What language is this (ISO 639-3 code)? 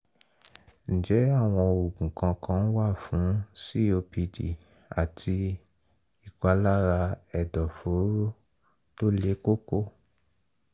yor